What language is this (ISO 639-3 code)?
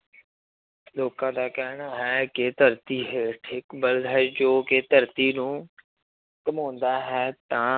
pan